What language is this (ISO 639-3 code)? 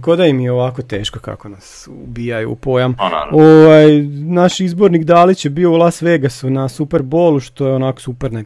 hrv